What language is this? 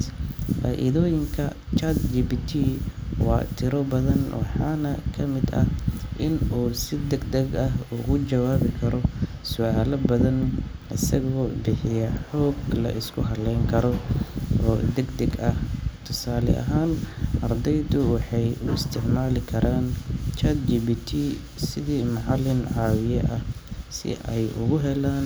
Somali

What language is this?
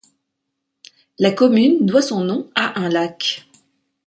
French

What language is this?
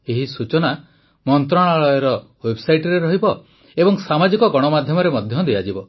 Odia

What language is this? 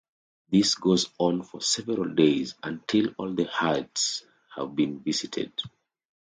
English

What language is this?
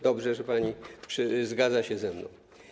Polish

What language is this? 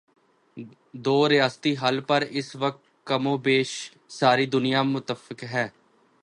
Urdu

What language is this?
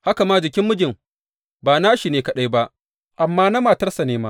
Hausa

